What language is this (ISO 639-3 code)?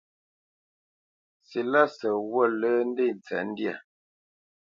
bce